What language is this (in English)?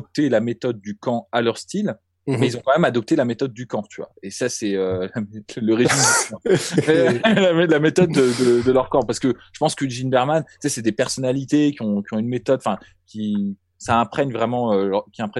French